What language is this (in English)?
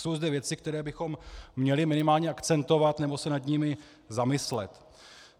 Czech